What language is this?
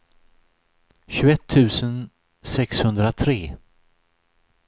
Swedish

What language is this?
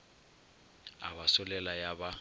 Northern Sotho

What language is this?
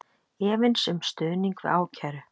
Icelandic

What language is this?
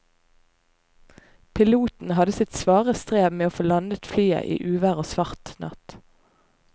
Norwegian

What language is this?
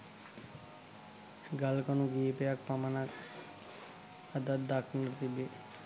Sinhala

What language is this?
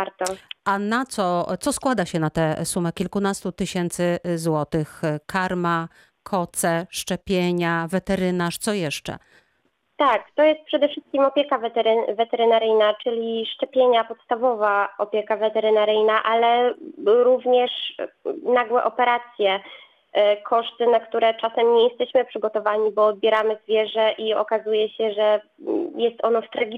Polish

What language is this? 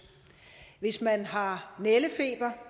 Danish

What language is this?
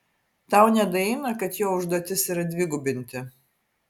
Lithuanian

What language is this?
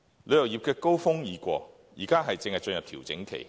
Cantonese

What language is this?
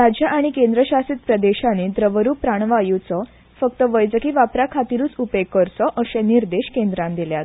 Konkani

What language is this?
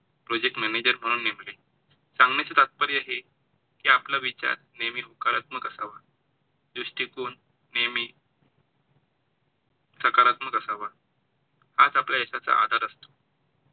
Marathi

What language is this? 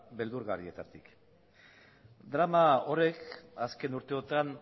Basque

